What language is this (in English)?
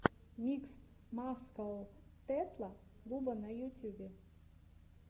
Russian